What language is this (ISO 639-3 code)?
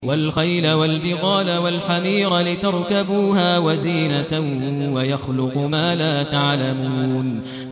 ara